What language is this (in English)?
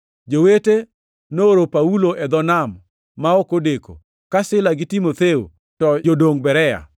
Luo (Kenya and Tanzania)